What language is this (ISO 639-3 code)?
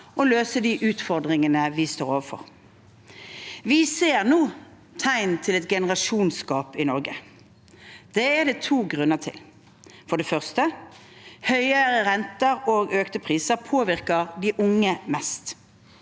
nor